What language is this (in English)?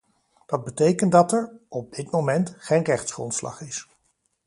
Dutch